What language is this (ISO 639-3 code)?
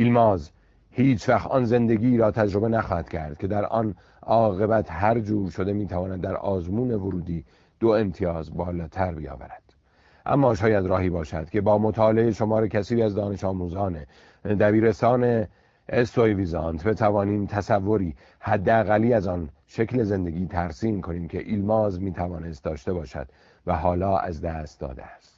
fas